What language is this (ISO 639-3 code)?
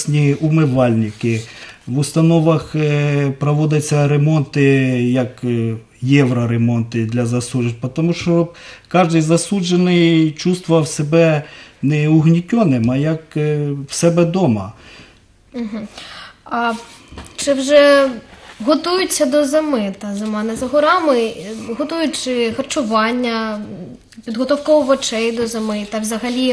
rus